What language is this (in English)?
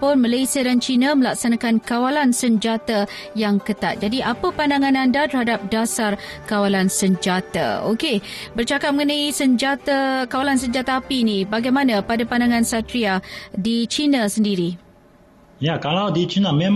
Malay